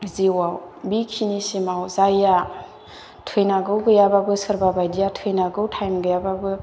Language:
Bodo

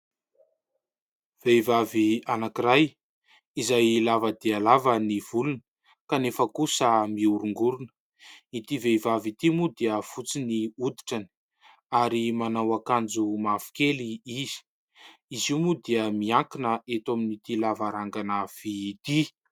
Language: Malagasy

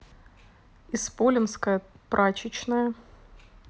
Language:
Russian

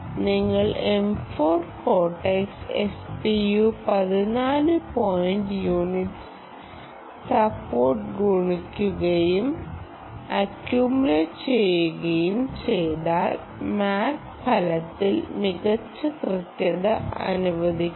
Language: Malayalam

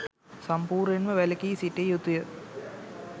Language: Sinhala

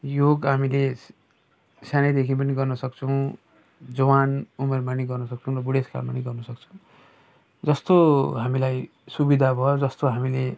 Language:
Nepali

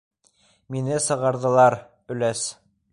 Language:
Bashkir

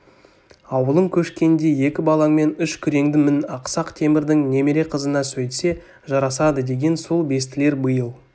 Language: Kazakh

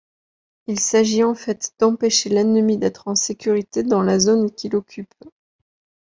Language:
French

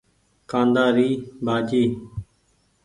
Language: Goaria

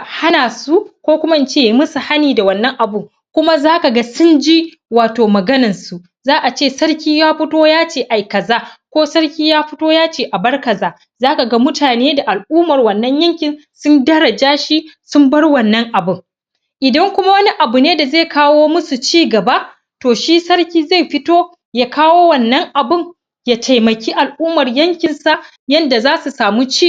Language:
Hausa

